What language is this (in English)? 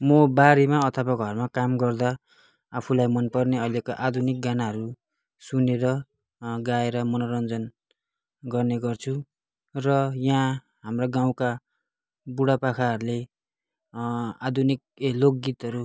Nepali